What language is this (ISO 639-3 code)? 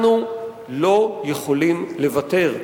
heb